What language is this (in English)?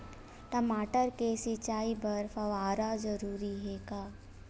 Chhattisgarhi